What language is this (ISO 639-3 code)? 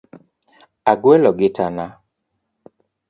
luo